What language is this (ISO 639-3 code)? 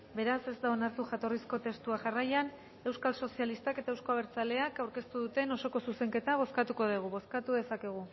eus